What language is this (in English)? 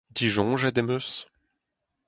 Breton